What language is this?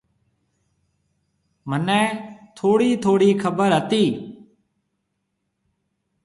Marwari (Pakistan)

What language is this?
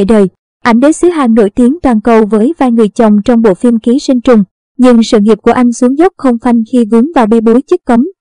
Vietnamese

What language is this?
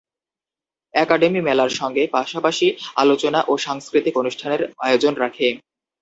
Bangla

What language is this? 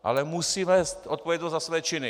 Czech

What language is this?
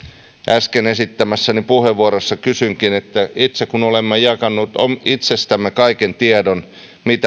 Finnish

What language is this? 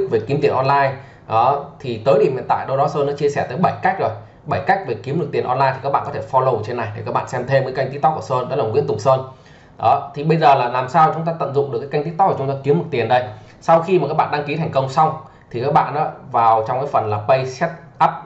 Vietnamese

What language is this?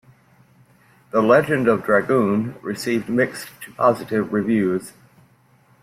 English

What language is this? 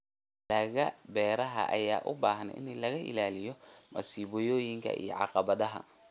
Somali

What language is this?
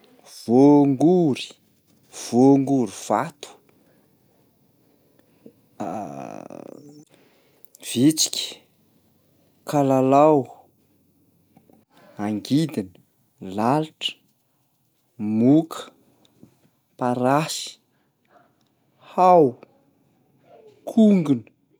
Malagasy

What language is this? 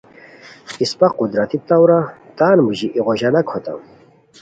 Khowar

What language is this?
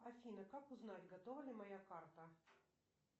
Russian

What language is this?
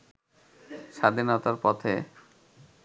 Bangla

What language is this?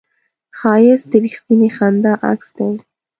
Pashto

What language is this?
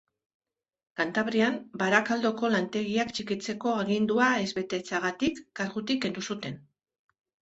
Basque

